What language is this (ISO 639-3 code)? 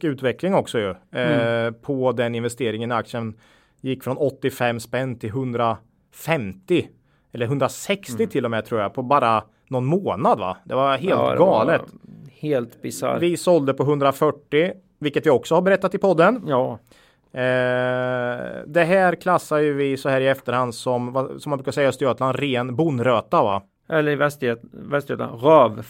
swe